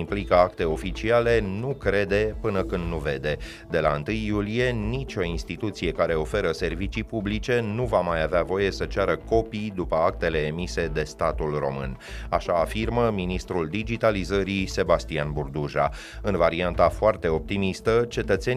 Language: Romanian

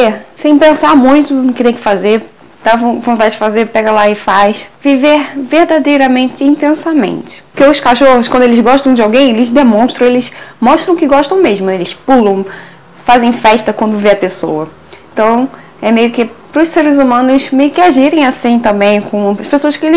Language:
Portuguese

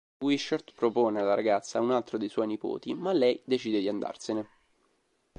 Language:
Italian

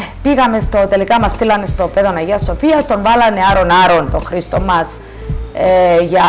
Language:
Greek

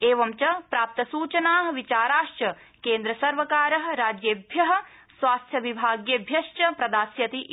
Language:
Sanskrit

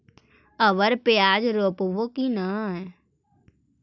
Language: Magahi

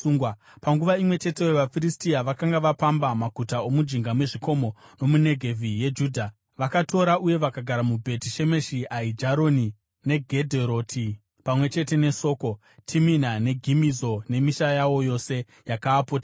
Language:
Shona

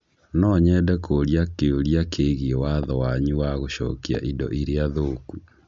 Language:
Kikuyu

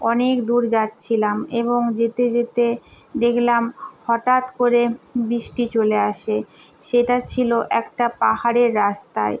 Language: Bangla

